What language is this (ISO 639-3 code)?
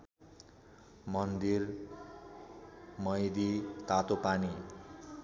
nep